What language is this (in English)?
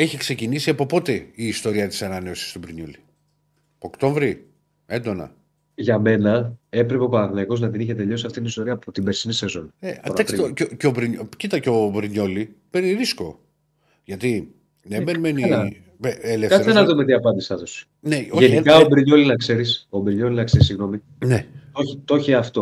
Greek